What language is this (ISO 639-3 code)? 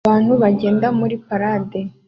kin